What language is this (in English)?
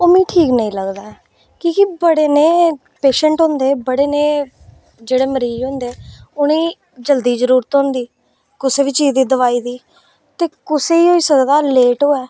Dogri